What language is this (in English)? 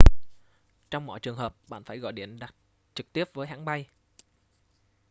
Vietnamese